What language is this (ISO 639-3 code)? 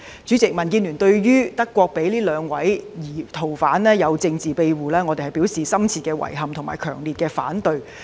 yue